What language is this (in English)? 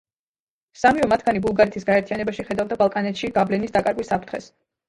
Georgian